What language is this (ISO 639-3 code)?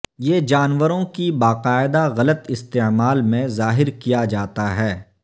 urd